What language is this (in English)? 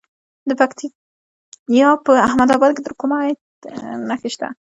Pashto